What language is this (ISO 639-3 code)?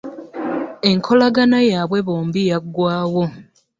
lug